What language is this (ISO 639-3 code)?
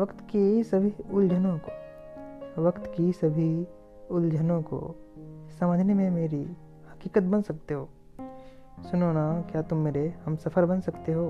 hin